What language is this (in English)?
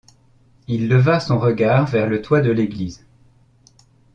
French